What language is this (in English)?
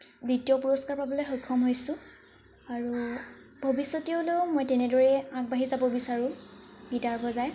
Assamese